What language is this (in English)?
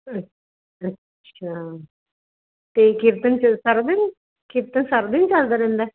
Punjabi